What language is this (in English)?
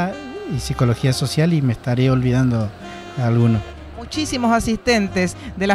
Spanish